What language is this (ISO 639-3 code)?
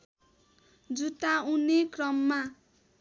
nep